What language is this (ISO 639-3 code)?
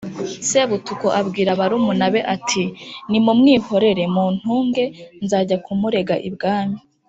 kin